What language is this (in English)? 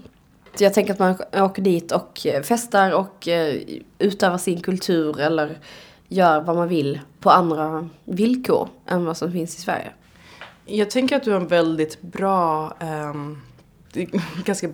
Swedish